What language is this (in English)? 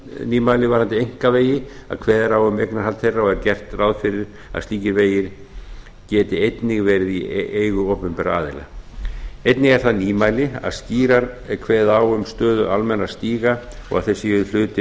Icelandic